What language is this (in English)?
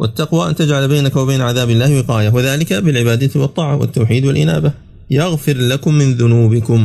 Arabic